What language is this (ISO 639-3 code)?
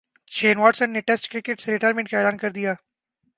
urd